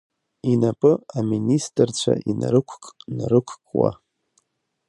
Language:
Abkhazian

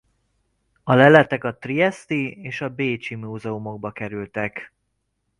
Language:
Hungarian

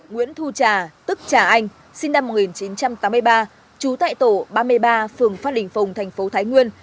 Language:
Vietnamese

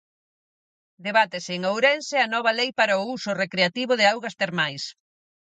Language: Galician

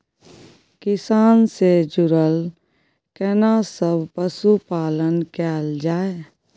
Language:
Maithili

